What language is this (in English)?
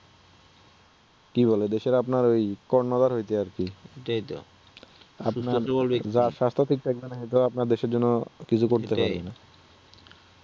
Bangla